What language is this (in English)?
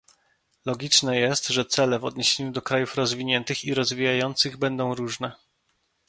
Polish